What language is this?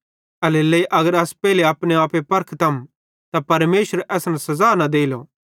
Bhadrawahi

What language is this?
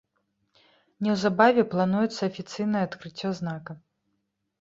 Belarusian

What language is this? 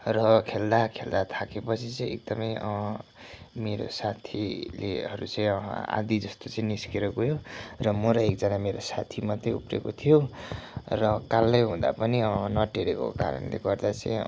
Nepali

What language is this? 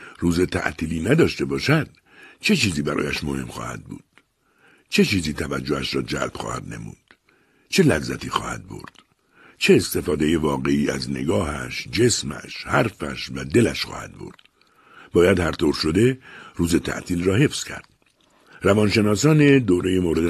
Persian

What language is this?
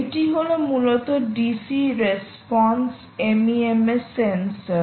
Bangla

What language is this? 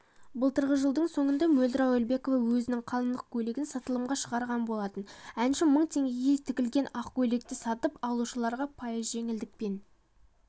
Kazakh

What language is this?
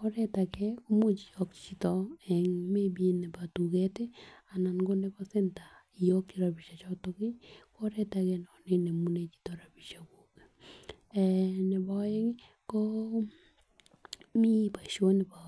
Kalenjin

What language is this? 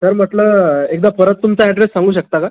Marathi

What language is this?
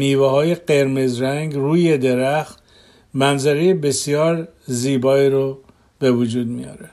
Persian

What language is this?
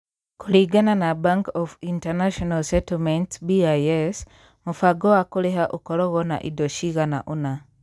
Kikuyu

